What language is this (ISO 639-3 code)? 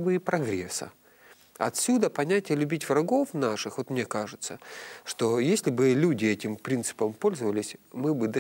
rus